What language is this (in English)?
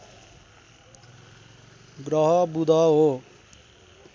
Nepali